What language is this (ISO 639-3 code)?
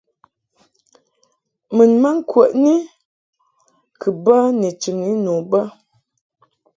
mhk